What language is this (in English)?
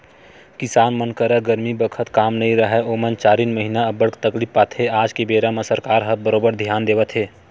Chhattisgarhi